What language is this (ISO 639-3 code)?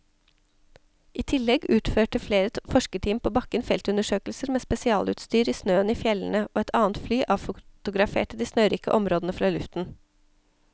nor